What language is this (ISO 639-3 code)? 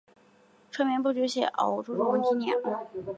zho